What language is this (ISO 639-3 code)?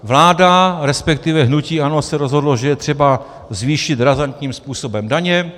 ces